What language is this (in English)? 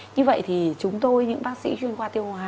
Vietnamese